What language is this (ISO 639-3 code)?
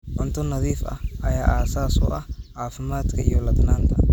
som